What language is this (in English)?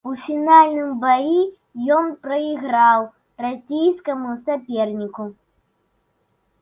Belarusian